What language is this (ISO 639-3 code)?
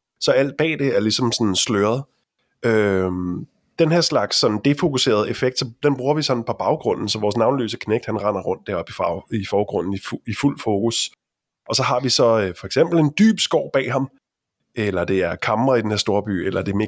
dan